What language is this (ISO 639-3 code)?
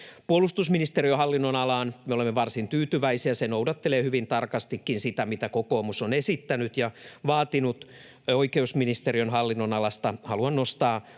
fin